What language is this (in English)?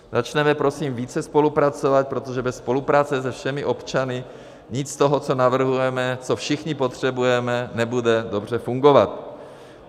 Czech